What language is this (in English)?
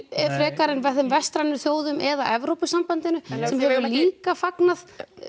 Icelandic